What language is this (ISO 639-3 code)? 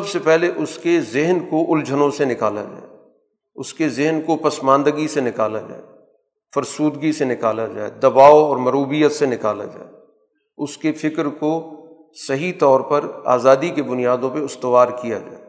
urd